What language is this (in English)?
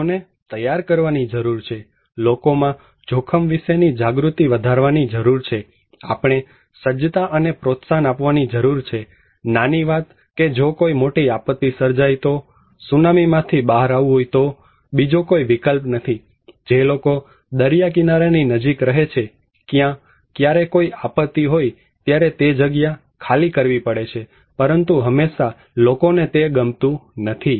Gujarati